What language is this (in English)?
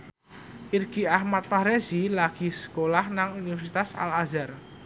Javanese